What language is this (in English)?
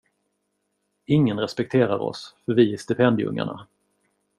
Swedish